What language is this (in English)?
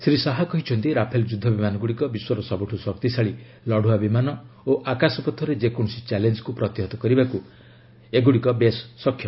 Odia